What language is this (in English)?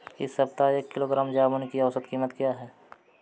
Hindi